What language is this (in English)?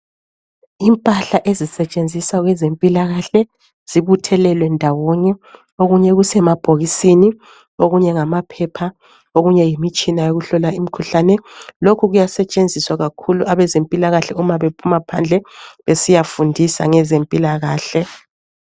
North Ndebele